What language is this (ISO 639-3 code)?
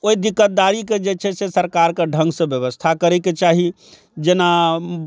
mai